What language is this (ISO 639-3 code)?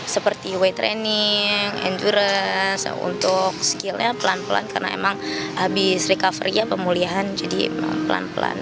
ind